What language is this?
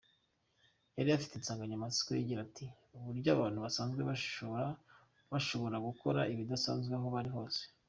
Kinyarwanda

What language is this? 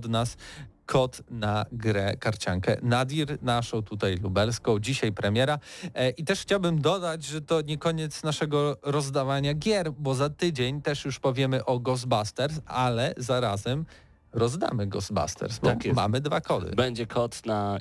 Polish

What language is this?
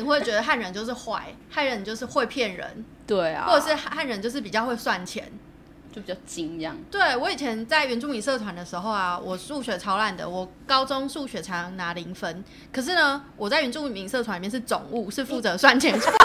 Chinese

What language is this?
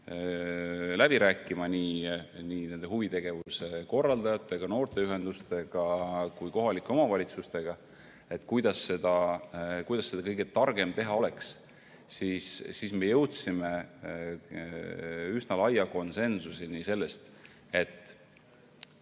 Estonian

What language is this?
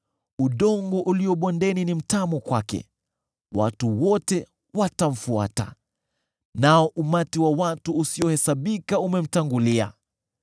Swahili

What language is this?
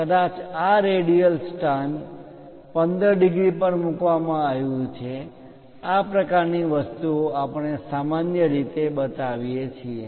Gujarati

